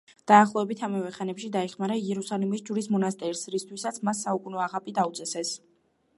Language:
Georgian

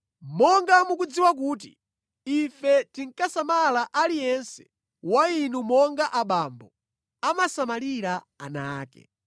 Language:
Nyanja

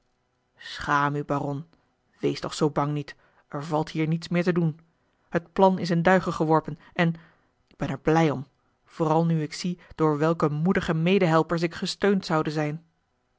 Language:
Dutch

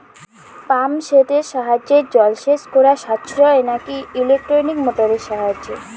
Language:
Bangla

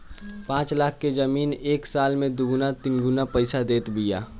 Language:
Bhojpuri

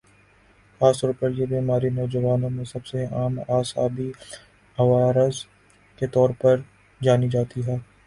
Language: Urdu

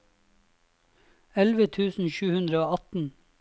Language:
Norwegian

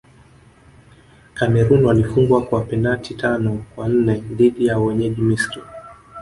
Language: Swahili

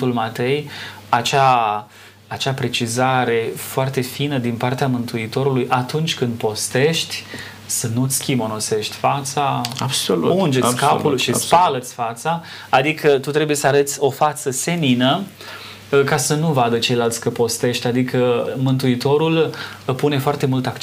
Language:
Romanian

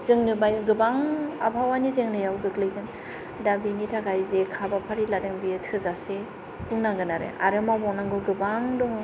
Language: Bodo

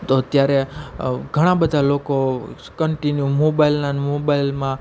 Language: Gujarati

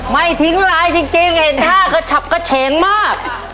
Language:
Thai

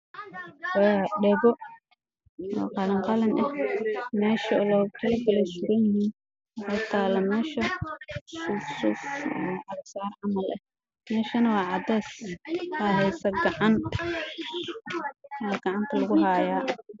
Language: Somali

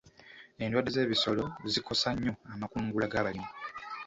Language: Ganda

